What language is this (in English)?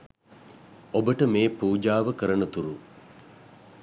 Sinhala